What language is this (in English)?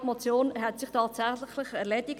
Swiss German